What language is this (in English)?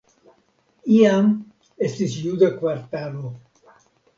Esperanto